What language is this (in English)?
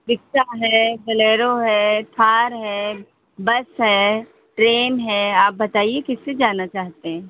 Hindi